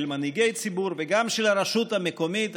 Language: Hebrew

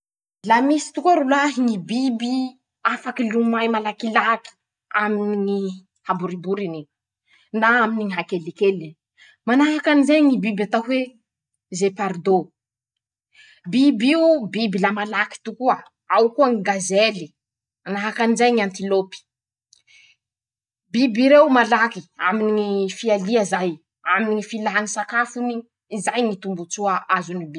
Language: Masikoro Malagasy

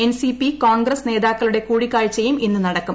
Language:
Malayalam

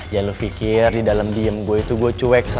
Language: Indonesian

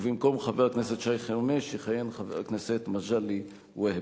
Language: Hebrew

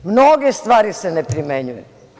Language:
Serbian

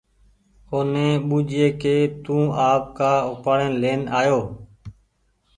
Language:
Goaria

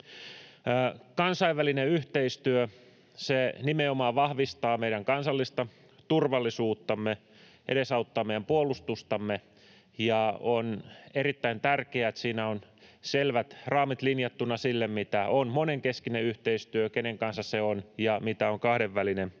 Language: Finnish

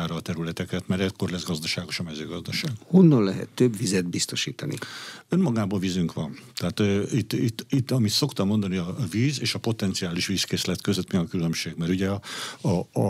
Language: Hungarian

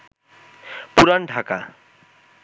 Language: Bangla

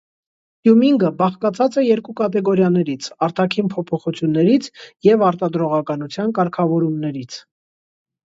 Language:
Armenian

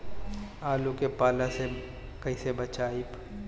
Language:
Bhojpuri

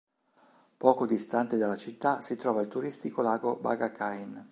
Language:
Italian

